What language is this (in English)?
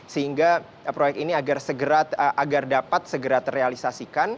Indonesian